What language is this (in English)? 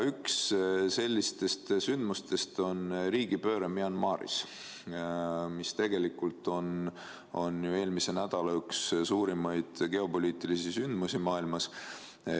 Estonian